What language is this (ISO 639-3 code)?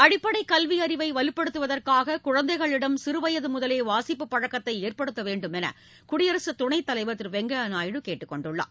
tam